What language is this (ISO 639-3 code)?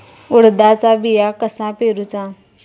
mar